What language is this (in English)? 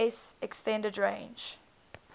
English